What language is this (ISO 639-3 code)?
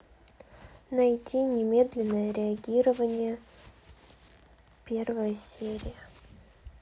rus